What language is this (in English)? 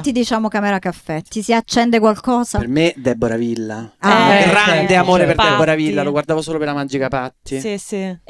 Italian